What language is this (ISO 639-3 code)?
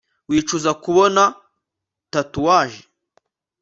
kin